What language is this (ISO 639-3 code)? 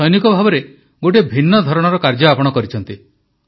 ori